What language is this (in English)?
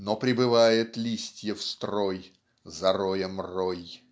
Russian